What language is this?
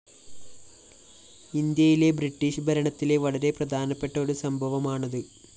Malayalam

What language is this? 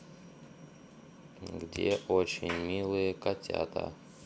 Russian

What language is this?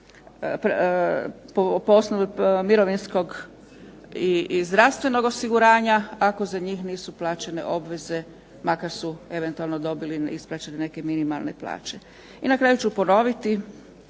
Croatian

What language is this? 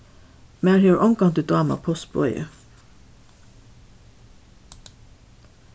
Faroese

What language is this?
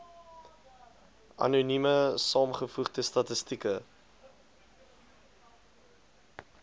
Afrikaans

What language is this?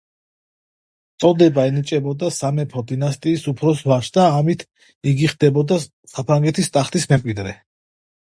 Georgian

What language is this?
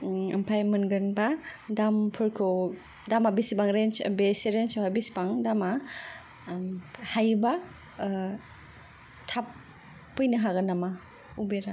Bodo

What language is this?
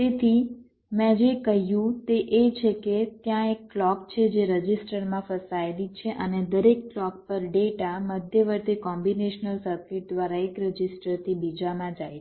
Gujarati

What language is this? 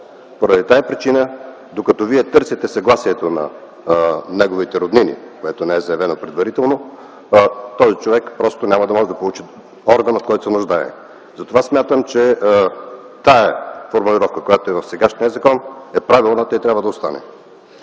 Bulgarian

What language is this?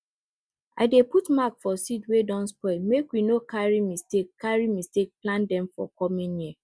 Nigerian Pidgin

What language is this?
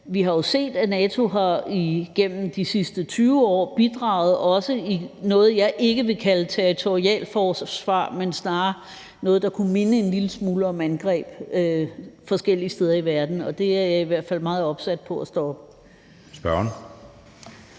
Danish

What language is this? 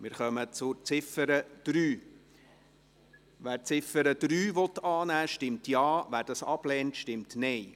Swiss German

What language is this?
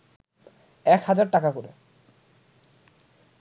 Bangla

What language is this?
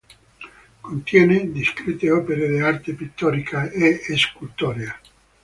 Italian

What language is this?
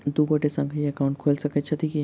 Maithili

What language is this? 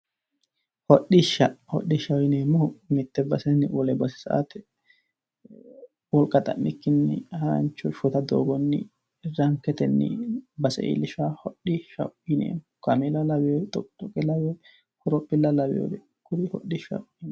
Sidamo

